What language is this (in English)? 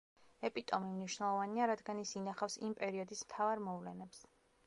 Georgian